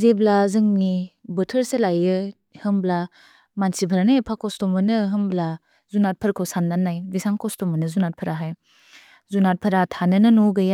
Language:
Bodo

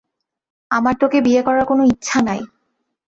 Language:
Bangla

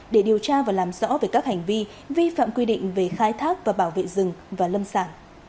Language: Vietnamese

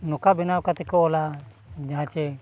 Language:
Santali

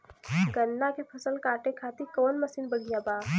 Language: Bhojpuri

